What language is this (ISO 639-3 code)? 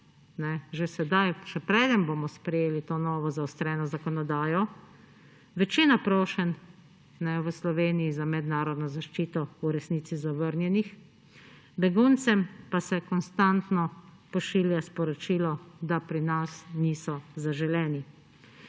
slv